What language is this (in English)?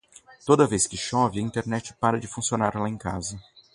Portuguese